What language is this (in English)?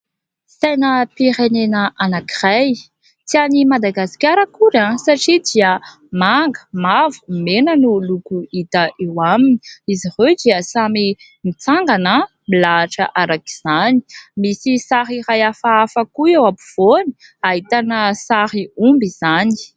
Malagasy